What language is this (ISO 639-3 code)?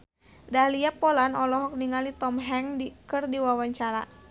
sun